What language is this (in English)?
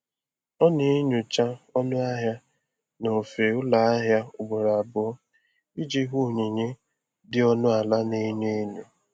Igbo